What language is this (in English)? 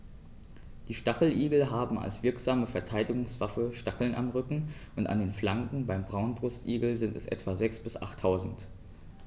German